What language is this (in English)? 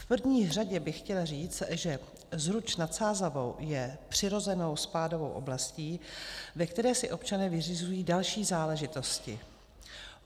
Czech